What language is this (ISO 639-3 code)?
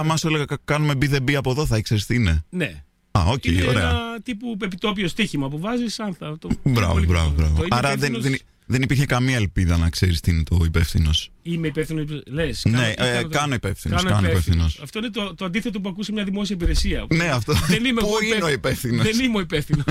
ell